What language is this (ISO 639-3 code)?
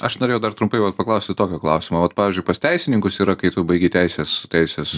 lit